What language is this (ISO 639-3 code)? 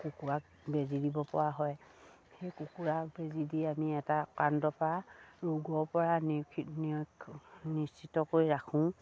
asm